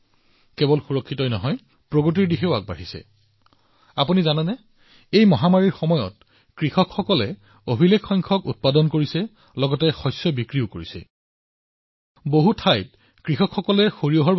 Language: Assamese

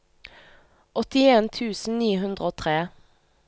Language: Norwegian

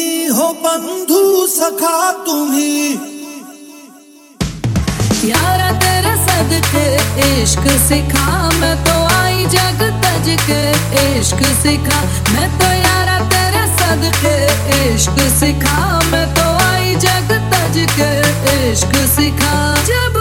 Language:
Hindi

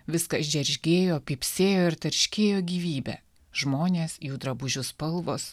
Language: Lithuanian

